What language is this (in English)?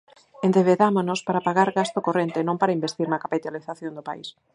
Galician